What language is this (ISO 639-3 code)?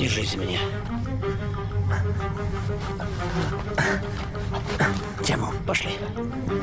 rus